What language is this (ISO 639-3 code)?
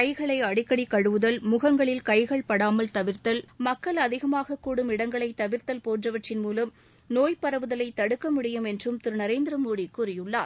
tam